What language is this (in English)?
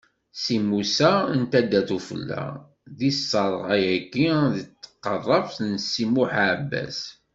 Kabyle